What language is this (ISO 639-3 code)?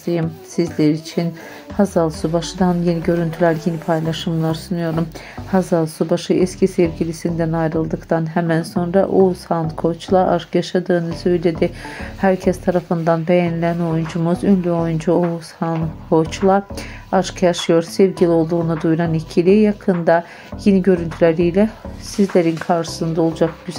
tur